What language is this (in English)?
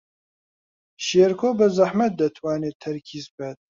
Central Kurdish